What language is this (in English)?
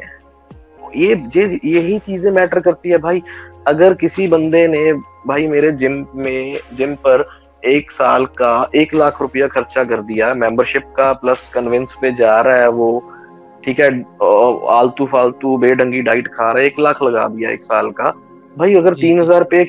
Hindi